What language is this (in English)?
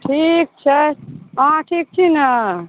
Maithili